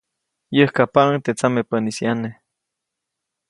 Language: Copainalá Zoque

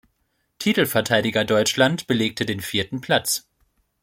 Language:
German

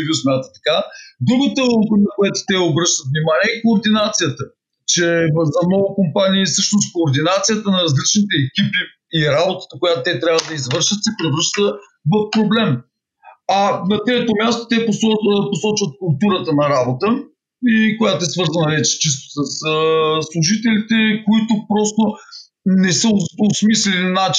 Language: Bulgarian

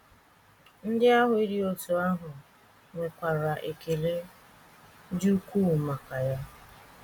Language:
Igbo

